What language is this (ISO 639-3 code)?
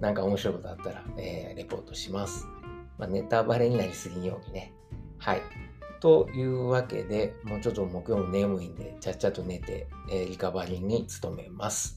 jpn